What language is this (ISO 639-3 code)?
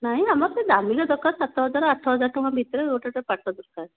ori